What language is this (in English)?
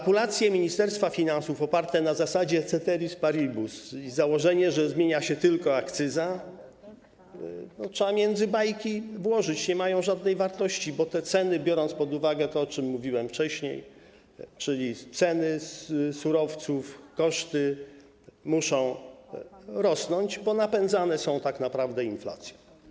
Polish